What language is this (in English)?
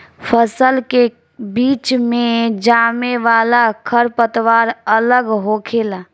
Bhojpuri